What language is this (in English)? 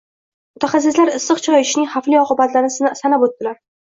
Uzbek